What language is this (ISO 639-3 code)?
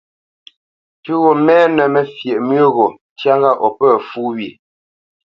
bce